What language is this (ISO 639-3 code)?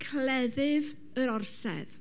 cym